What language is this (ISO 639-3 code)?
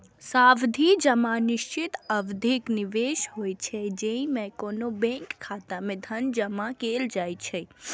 mai